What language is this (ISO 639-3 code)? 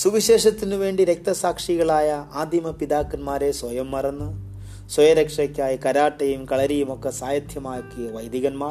mal